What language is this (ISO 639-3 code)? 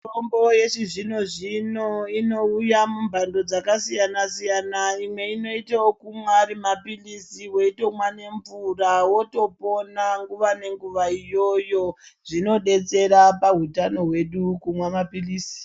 ndc